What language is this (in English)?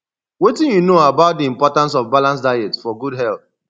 Nigerian Pidgin